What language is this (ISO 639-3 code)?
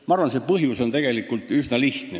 est